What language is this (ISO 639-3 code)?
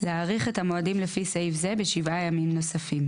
heb